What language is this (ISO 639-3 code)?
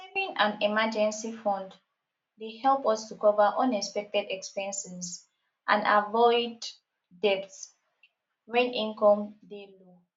pcm